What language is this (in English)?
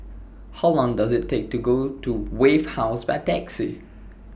English